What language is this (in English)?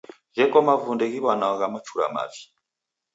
Taita